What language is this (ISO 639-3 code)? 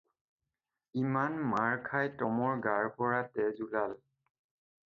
asm